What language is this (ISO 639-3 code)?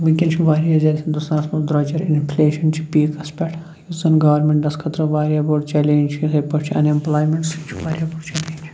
kas